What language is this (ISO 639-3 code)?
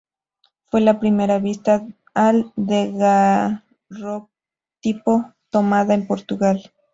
spa